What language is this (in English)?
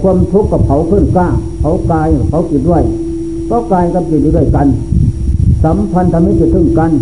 Thai